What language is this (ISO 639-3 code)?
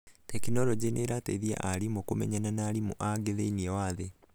kik